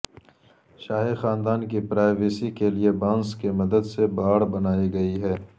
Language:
Urdu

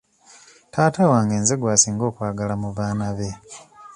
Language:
Ganda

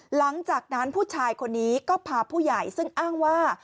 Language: Thai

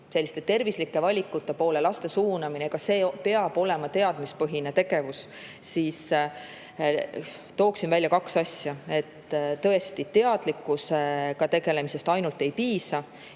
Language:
Estonian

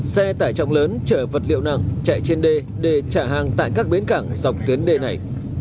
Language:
Vietnamese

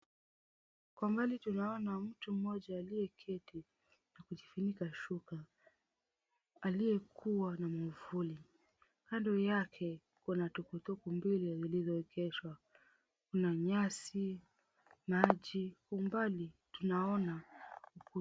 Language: Swahili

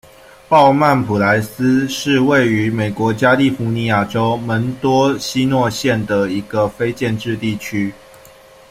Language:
Chinese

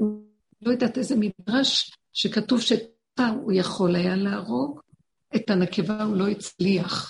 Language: Hebrew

